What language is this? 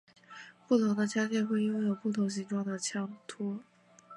Chinese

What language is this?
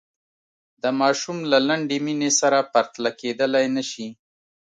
Pashto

